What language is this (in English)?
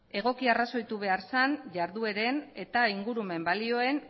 Basque